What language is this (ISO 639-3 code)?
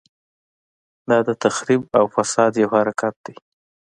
pus